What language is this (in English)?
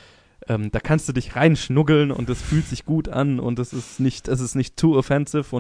German